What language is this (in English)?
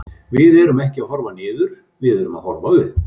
Icelandic